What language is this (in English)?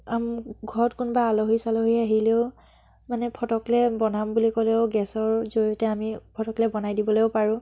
Assamese